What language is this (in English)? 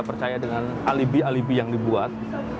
Indonesian